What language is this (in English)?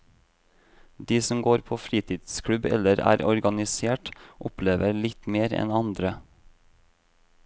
Norwegian